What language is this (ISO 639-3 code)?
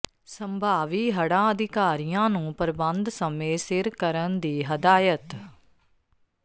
pan